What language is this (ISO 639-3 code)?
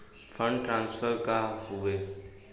bho